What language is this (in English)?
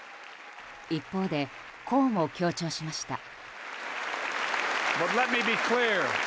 Japanese